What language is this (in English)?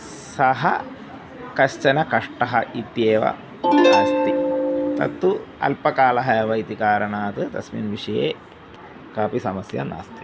Sanskrit